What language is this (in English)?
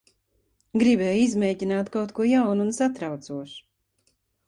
Latvian